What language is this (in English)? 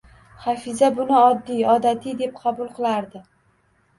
Uzbek